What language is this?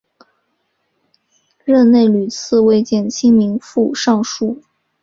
Chinese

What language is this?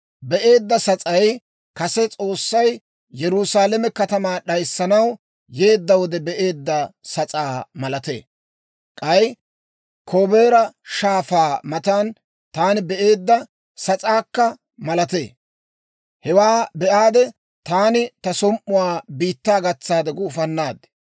Dawro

